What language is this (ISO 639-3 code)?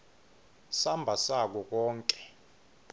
ssw